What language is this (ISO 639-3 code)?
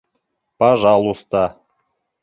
bak